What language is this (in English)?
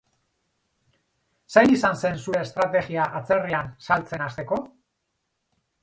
Basque